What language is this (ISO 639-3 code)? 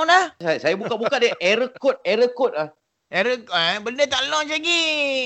msa